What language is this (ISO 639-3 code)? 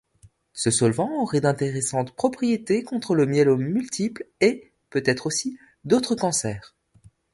fra